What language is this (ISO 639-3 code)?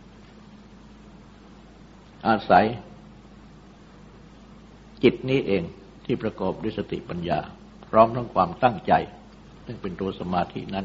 tha